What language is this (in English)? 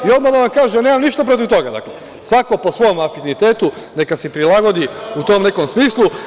Serbian